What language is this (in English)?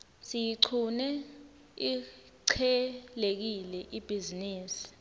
Swati